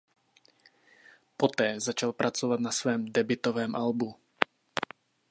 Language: Czech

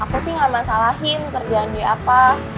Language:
Indonesian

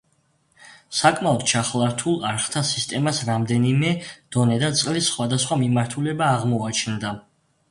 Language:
Georgian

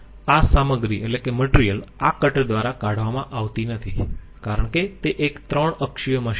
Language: Gujarati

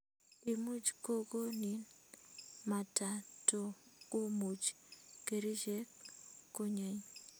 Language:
Kalenjin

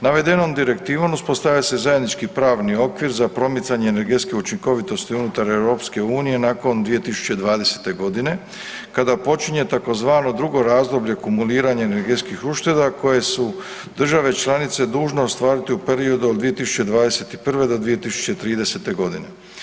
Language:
Croatian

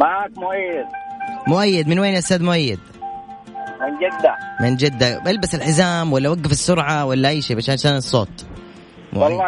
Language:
Arabic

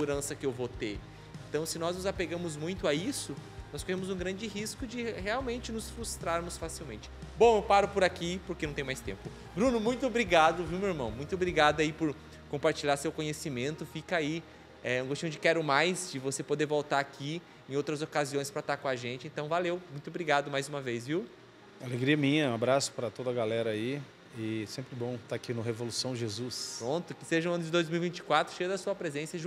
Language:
Portuguese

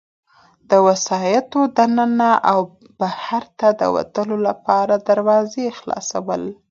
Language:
Pashto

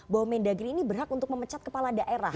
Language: Indonesian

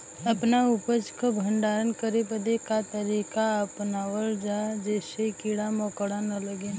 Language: Bhojpuri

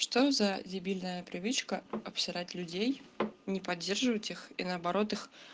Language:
Russian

